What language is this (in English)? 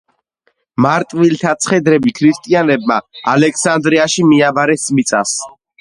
Georgian